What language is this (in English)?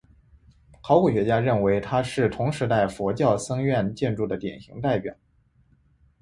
Chinese